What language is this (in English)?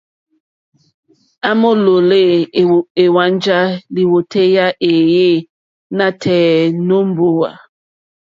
Mokpwe